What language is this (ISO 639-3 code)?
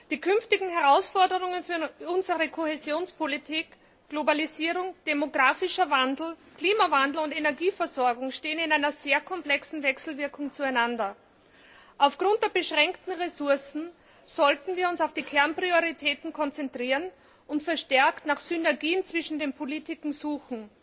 deu